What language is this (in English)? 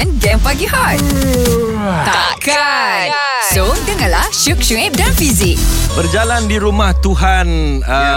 Malay